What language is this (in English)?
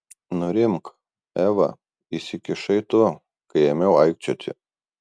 Lithuanian